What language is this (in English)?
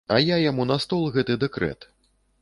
Belarusian